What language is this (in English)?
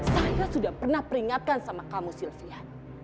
Indonesian